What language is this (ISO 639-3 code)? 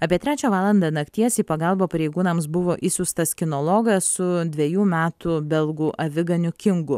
lit